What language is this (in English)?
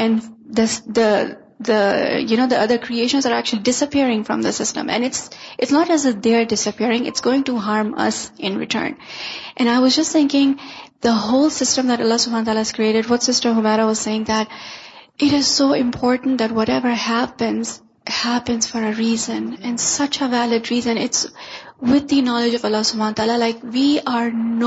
Urdu